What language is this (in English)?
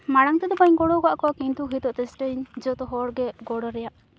Santali